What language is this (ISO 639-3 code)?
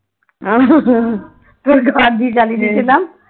ben